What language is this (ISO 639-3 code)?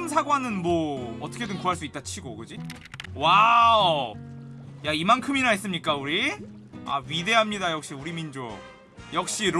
kor